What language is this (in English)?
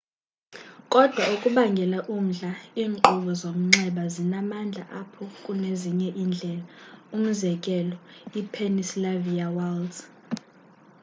Xhosa